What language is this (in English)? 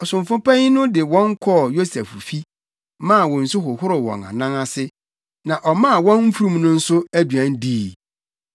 Akan